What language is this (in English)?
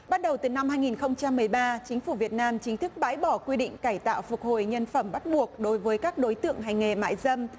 Vietnamese